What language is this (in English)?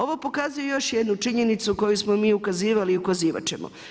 Croatian